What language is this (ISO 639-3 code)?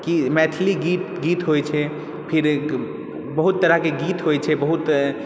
mai